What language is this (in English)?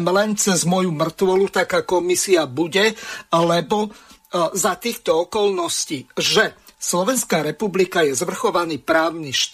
Slovak